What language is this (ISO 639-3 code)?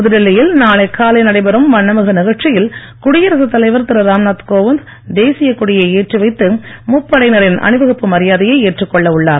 tam